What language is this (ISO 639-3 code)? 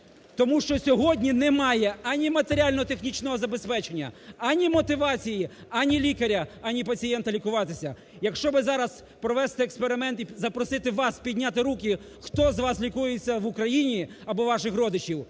ukr